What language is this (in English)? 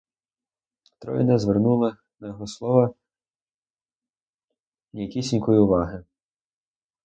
Ukrainian